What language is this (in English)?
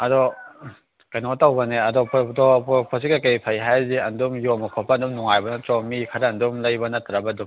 Manipuri